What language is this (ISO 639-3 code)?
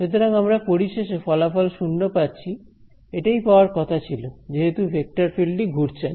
ben